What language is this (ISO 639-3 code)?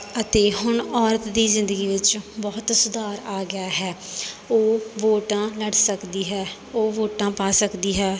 pan